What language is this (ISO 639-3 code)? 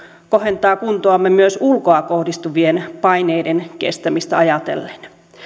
fin